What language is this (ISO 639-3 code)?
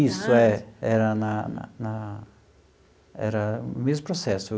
por